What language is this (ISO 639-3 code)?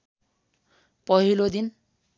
nep